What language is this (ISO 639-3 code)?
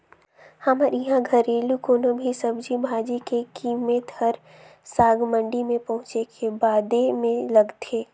hne